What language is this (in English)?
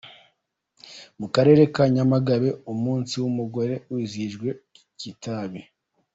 Kinyarwanda